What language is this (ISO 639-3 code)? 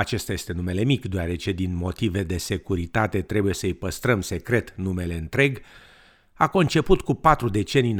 ron